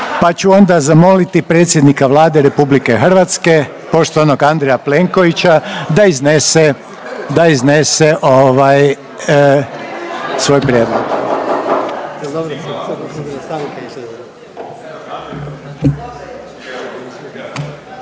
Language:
Croatian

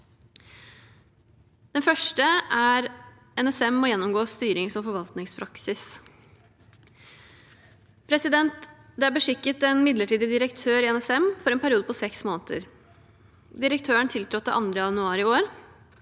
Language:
Norwegian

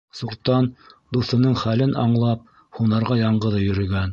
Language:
Bashkir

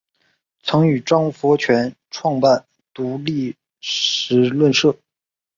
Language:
Chinese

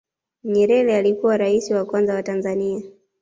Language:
Swahili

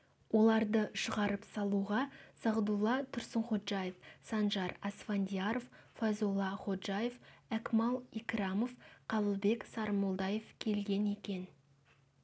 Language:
Kazakh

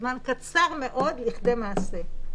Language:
Hebrew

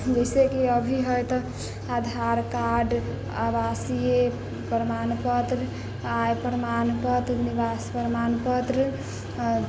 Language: Maithili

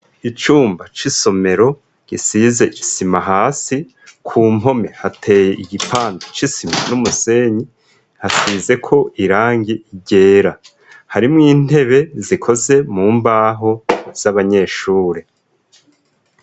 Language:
Rundi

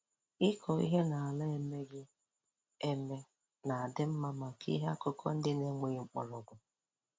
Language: Igbo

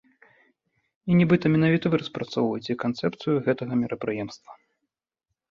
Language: Belarusian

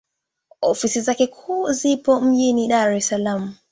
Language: Swahili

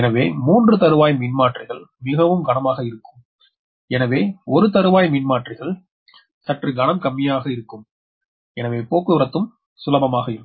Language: Tamil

